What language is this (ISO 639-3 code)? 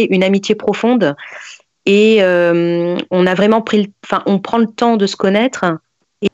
fra